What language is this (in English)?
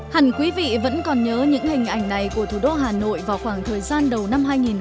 Vietnamese